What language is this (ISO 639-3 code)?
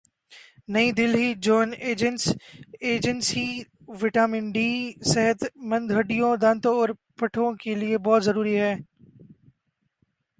urd